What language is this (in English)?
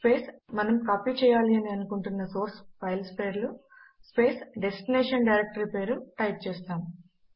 Telugu